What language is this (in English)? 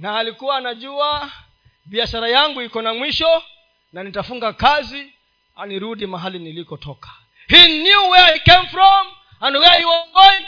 Swahili